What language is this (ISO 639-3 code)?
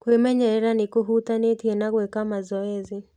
kik